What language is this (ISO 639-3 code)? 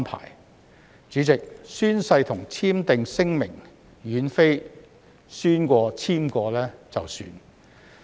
yue